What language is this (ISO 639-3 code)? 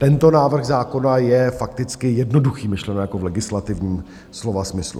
ces